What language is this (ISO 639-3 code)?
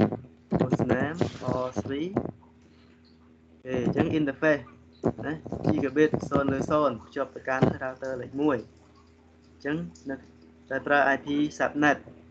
vie